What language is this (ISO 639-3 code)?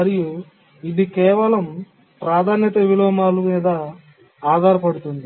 tel